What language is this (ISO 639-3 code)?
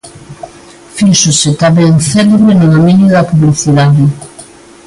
glg